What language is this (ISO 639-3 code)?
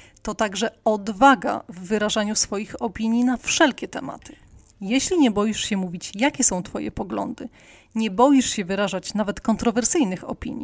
pol